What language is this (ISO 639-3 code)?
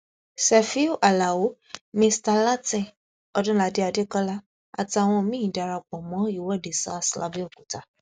yor